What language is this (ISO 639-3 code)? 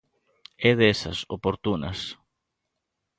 glg